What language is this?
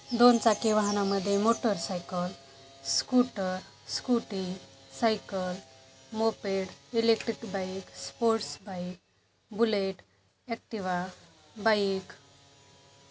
Marathi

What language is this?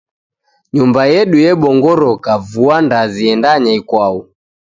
Taita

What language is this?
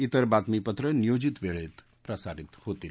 Marathi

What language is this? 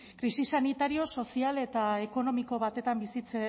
Basque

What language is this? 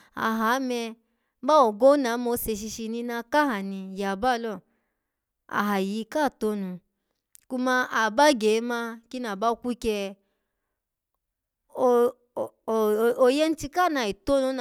Alago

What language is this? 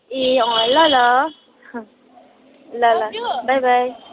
Nepali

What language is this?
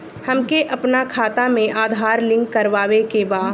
Bhojpuri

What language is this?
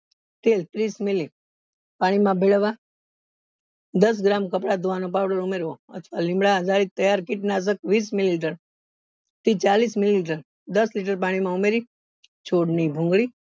Gujarati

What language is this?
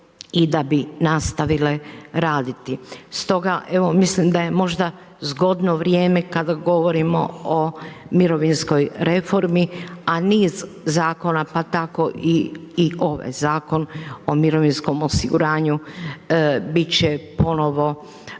Croatian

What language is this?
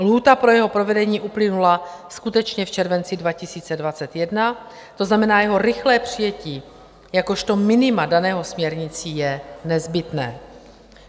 Czech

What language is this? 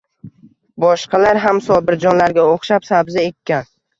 Uzbek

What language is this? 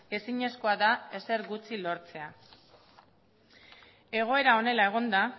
Basque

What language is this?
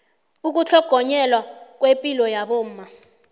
South Ndebele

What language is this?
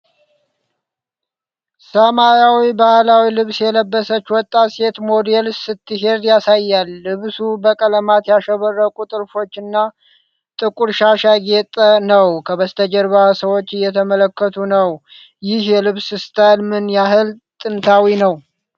Amharic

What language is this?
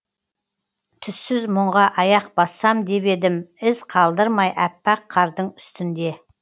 Kazakh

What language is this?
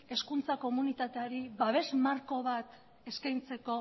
Basque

